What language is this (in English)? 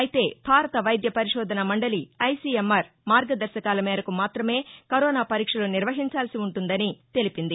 Telugu